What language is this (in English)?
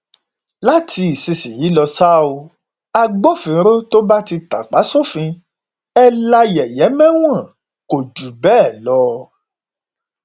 Yoruba